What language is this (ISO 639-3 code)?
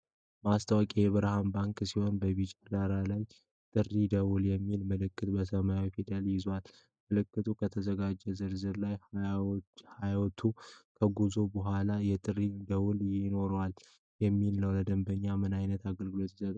amh